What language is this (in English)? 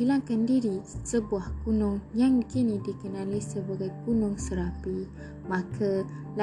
Malay